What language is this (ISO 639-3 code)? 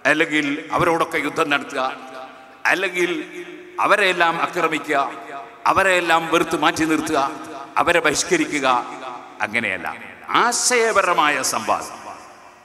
mal